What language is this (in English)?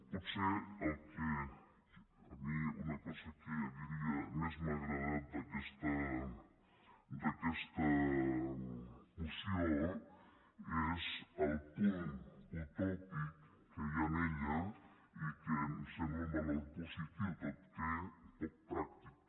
Catalan